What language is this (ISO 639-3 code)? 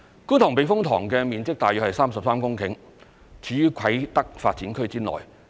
yue